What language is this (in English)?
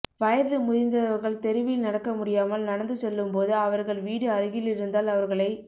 Tamil